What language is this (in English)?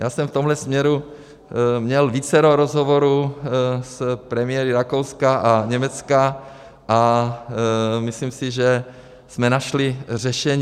Czech